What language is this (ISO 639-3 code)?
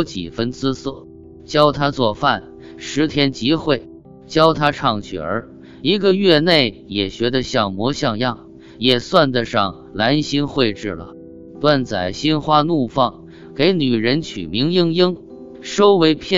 zho